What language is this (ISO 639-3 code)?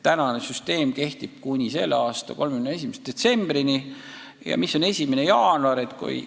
est